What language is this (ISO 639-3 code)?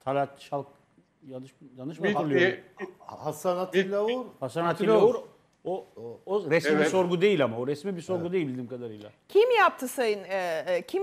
tur